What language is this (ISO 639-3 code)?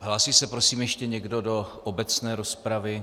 ces